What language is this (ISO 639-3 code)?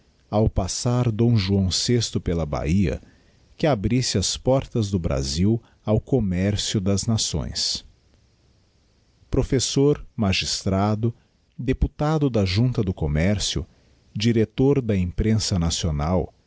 por